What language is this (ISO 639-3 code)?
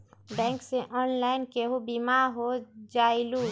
mag